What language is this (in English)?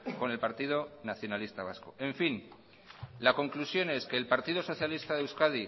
Spanish